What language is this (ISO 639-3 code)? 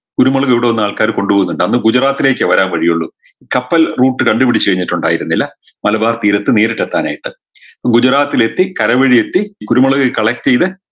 mal